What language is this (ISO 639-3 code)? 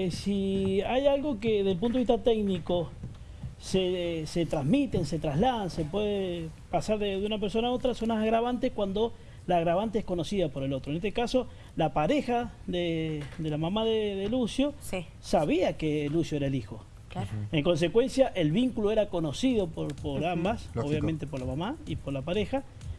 spa